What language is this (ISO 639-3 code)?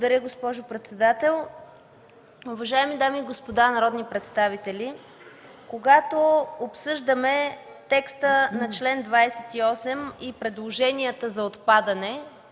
bul